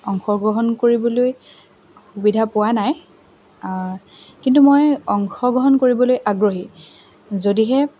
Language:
Assamese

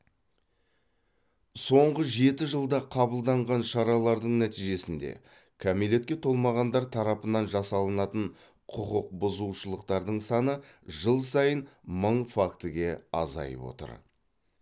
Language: Kazakh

